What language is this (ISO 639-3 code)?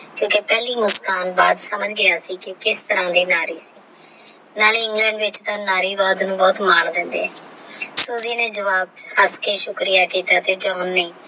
pan